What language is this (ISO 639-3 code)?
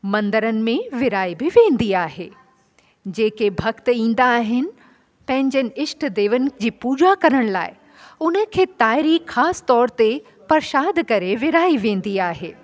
snd